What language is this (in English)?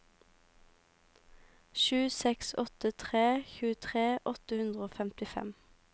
Norwegian